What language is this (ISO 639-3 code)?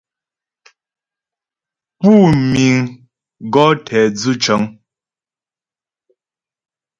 bbj